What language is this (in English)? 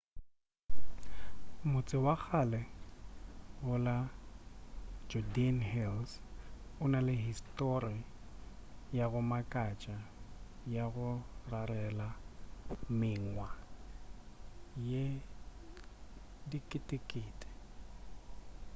Northern Sotho